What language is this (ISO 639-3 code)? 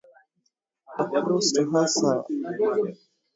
swa